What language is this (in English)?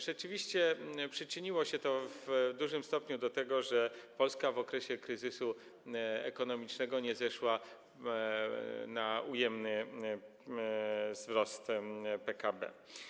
Polish